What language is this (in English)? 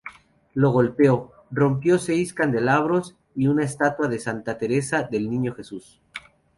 Spanish